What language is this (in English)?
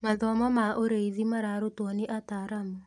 Kikuyu